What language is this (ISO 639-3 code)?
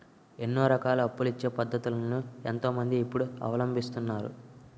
tel